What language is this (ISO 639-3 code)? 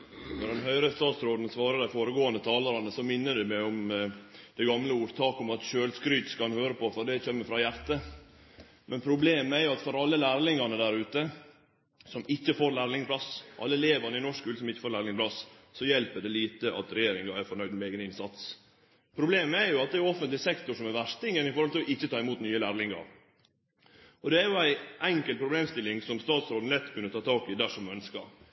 nno